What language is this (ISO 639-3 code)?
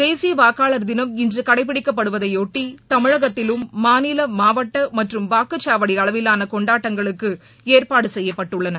tam